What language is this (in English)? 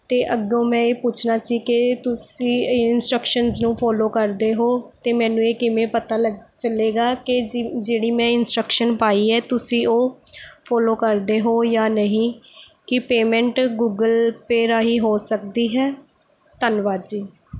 Punjabi